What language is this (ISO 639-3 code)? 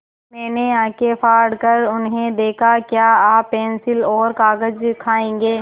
hin